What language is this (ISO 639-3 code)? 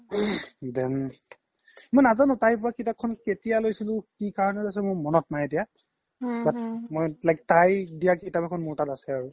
asm